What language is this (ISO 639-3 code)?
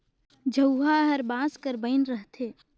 hne